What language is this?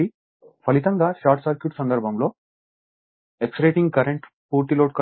Telugu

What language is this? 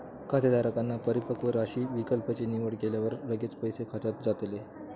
Marathi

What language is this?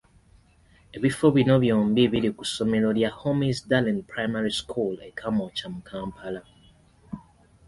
Ganda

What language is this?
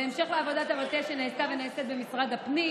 Hebrew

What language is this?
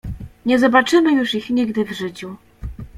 Polish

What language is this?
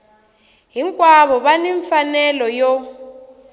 Tsonga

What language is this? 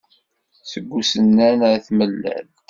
Kabyle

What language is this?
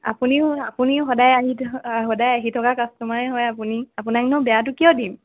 Assamese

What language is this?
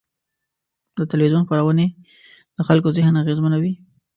Pashto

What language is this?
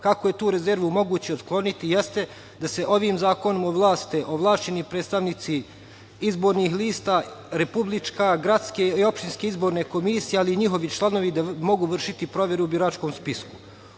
Serbian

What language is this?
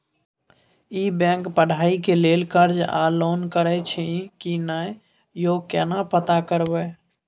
Maithili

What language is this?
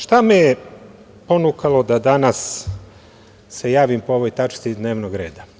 Serbian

